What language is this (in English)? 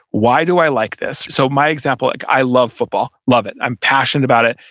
English